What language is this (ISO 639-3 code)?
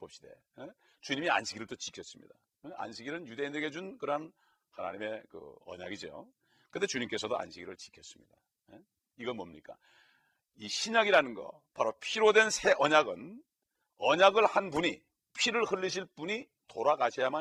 kor